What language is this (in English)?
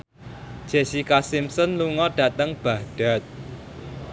Javanese